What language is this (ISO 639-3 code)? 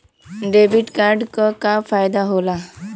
bho